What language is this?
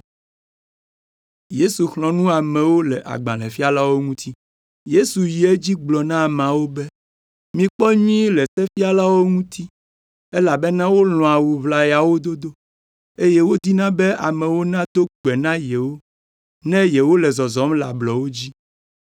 Ewe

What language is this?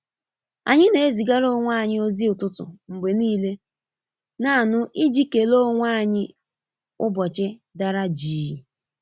Igbo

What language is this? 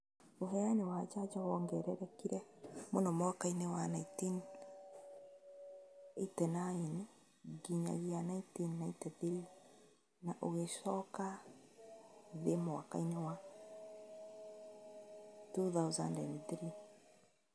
Kikuyu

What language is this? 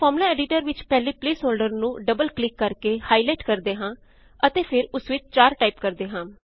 Punjabi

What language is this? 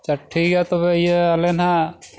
Santali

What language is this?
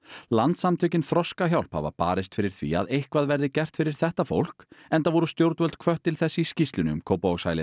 Icelandic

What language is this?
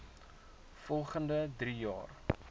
Afrikaans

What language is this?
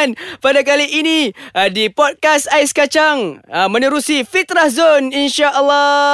Malay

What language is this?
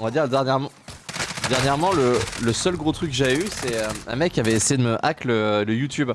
French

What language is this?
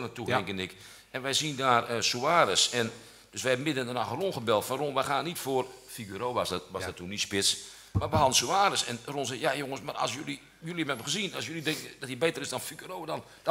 Dutch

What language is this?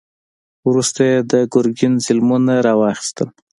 Pashto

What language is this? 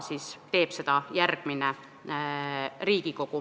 Estonian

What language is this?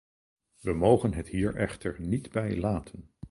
Dutch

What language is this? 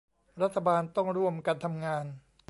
Thai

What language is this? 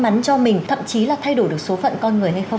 Vietnamese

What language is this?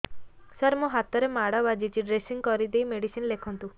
Odia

